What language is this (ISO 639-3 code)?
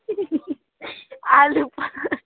nep